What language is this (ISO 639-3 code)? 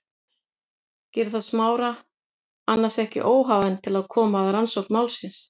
isl